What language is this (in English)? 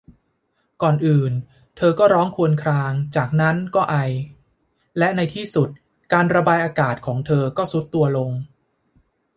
Thai